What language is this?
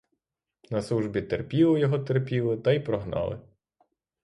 Ukrainian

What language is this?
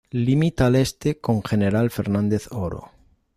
Spanish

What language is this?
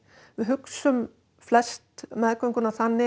Icelandic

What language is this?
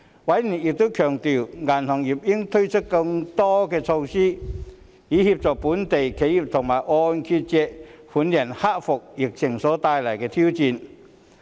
Cantonese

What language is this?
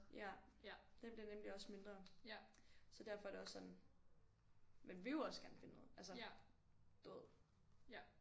Danish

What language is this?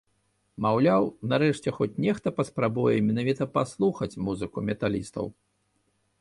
Belarusian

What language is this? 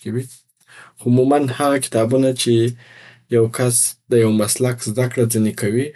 Southern Pashto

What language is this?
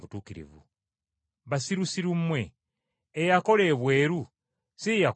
Ganda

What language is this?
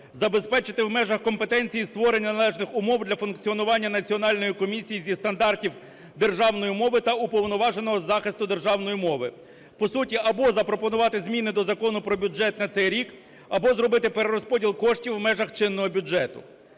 Ukrainian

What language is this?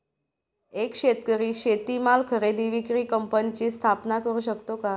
Marathi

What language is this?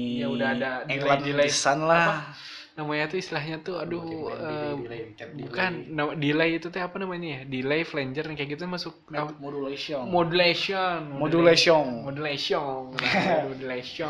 Indonesian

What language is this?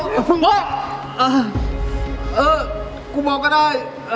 Thai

